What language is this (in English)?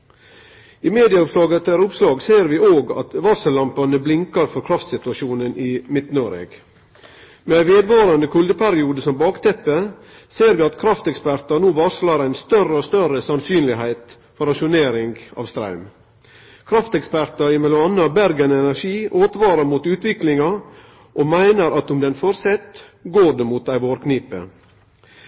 Norwegian Nynorsk